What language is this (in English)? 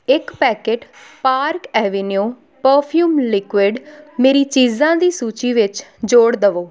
Punjabi